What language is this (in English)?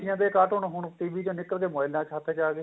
Punjabi